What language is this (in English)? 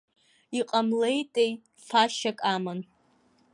Abkhazian